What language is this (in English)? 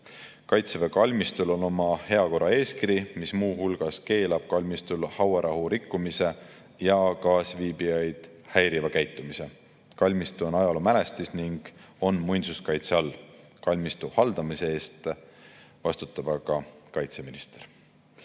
Estonian